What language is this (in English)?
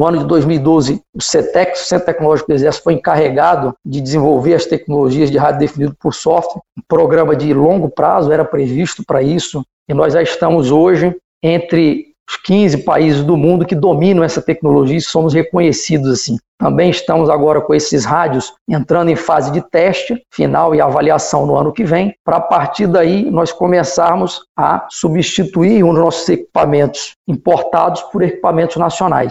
Portuguese